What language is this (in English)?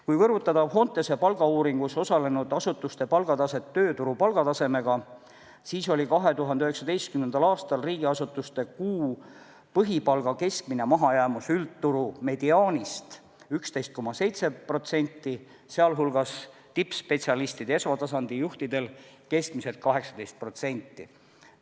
Estonian